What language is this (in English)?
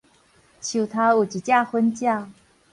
Min Nan Chinese